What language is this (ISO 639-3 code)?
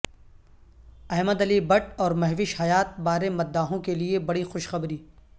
urd